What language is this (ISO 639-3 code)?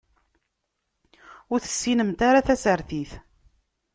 kab